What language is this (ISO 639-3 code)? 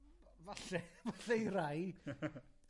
cym